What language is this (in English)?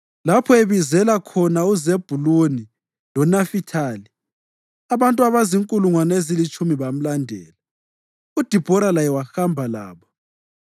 North Ndebele